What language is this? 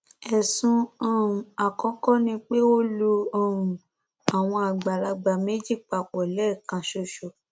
Yoruba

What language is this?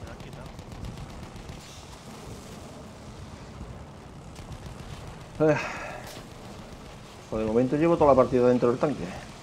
Spanish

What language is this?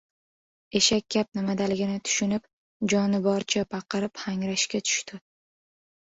Uzbek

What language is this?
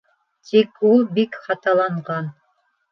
Bashkir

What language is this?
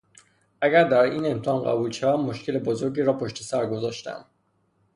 Persian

